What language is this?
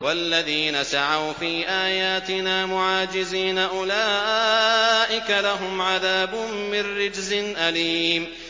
Arabic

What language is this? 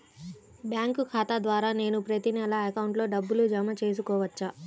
Telugu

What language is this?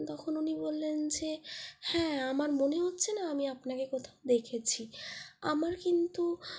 Bangla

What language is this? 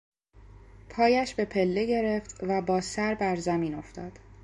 Persian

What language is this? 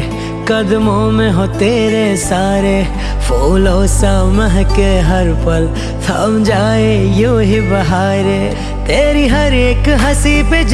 Hindi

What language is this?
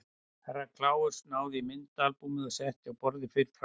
Icelandic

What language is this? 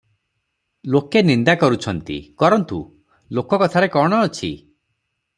Odia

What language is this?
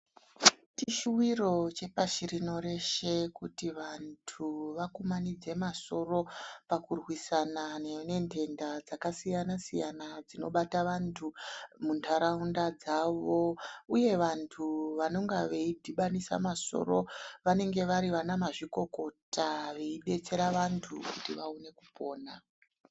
Ndau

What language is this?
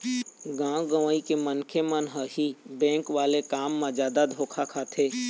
Chhattisgarhi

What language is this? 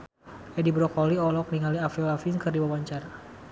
Sundanese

